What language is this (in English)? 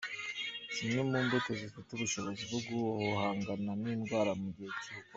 Kinyarwanda